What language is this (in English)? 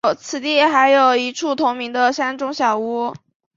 Chinese